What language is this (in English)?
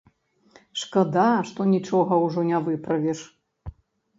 Belarusian